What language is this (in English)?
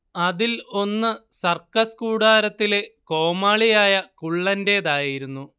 Malayalam